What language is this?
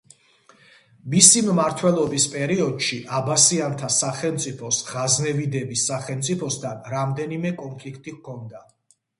Georgian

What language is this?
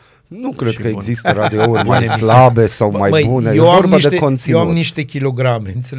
Romanian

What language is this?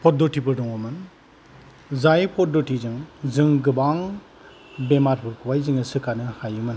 Bodo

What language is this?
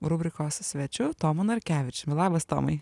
Lithuanian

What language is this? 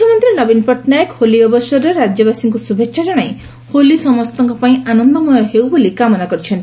Odia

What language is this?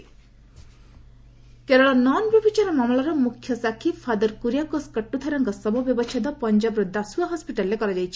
Odia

